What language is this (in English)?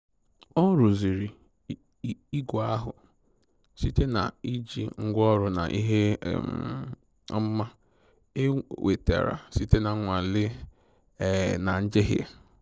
Igbo